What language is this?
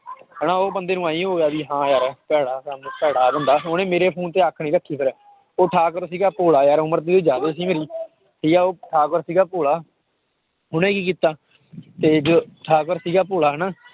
Punjabi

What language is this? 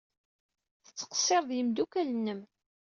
Kabyle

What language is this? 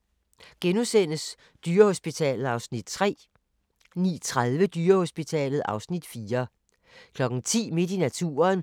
Danish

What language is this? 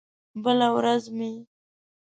Pashto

